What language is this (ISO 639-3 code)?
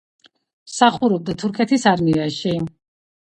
kat